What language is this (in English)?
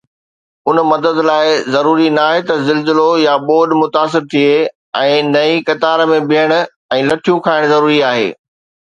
Sindhi